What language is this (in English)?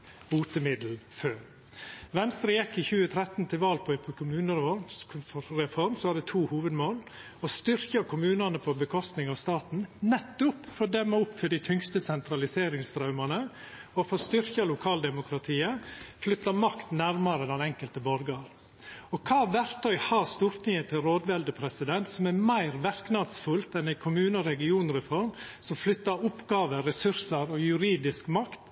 Norwegian Nynorsk